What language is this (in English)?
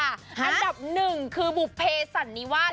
Thai